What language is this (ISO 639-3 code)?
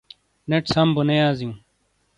scl